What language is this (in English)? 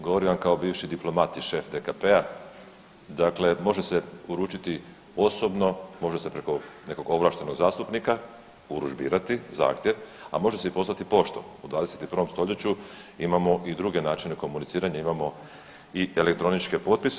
Croatian